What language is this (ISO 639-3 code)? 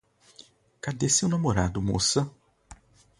por